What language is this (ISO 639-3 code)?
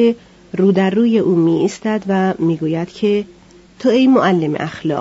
fas